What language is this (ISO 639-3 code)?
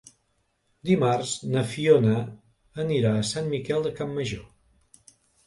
cat